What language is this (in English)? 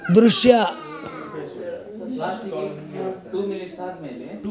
Kannada